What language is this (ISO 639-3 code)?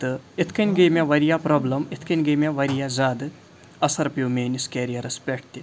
kas